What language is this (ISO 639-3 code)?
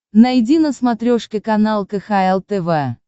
rus